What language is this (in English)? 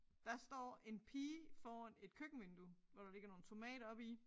Danish